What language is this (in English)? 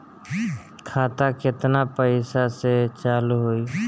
Bhojpuri